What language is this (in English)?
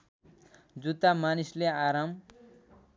Nepali